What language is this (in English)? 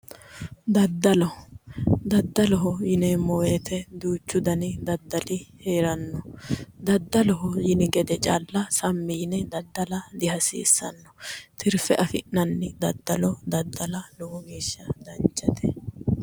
Sidamo